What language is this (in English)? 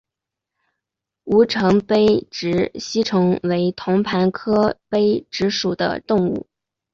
Chinese